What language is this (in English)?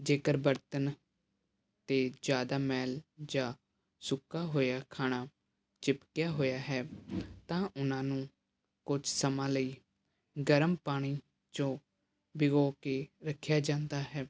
Punjabi